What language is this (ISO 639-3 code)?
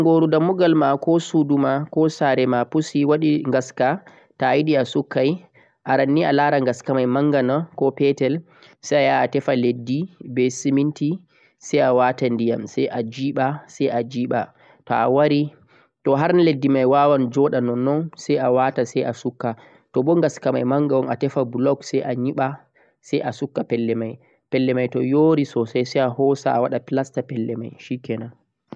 fuq